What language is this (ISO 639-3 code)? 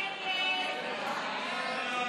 heb